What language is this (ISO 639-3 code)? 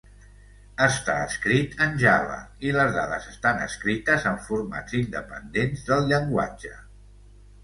cat